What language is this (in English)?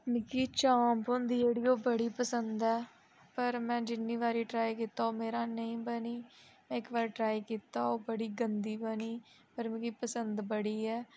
Dogri